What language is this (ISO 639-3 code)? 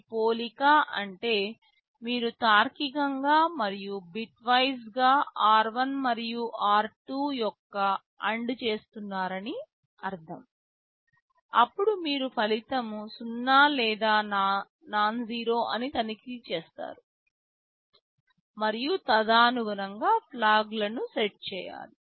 tel